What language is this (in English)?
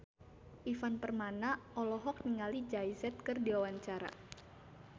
Sundanese